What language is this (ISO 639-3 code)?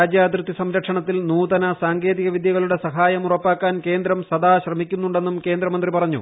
mal